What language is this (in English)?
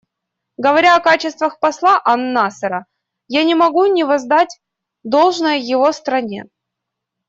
Russian